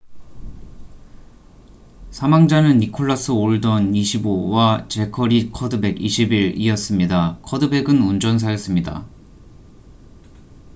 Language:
Korean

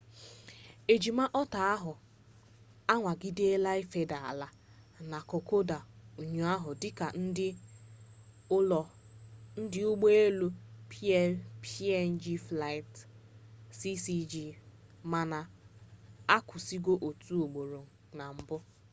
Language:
Igbo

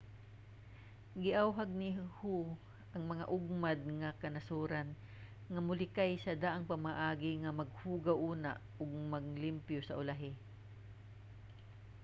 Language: Cebuano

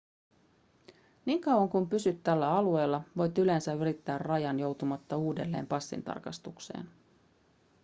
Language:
Finnish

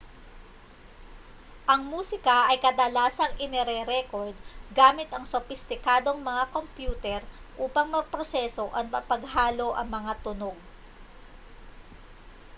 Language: Filipino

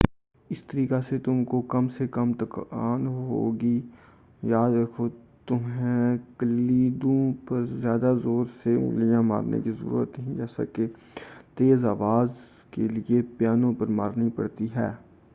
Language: Urdu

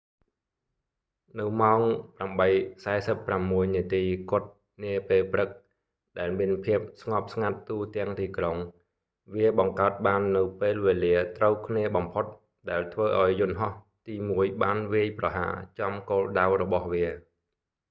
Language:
Khmer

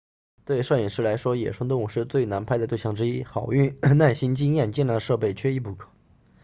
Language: Chinese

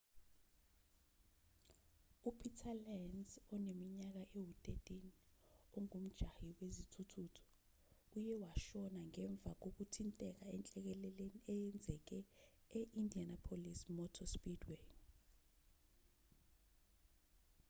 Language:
Zulu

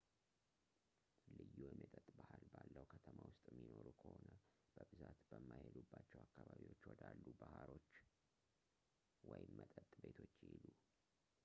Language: Amharic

